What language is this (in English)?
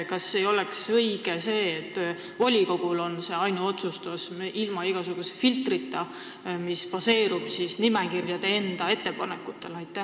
Estonian